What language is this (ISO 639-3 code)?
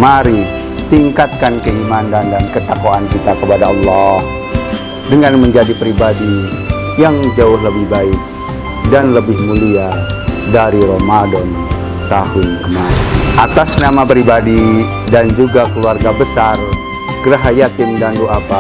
ind